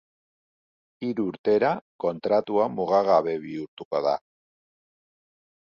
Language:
Basque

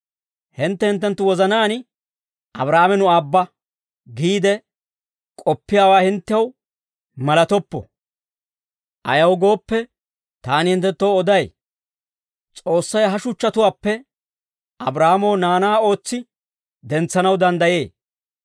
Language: Dawro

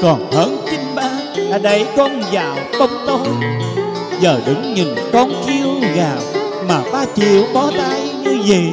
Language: Vietnamese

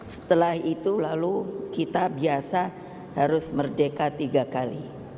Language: Indonesian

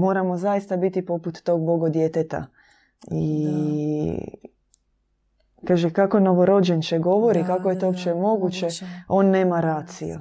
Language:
Croatian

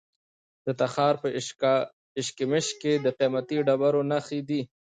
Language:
Pashto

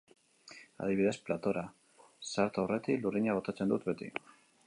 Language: Basque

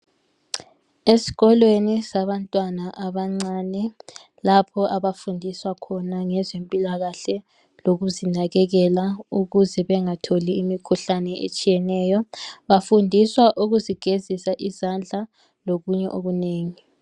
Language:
North Ndebele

